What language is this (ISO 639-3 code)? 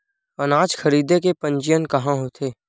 hne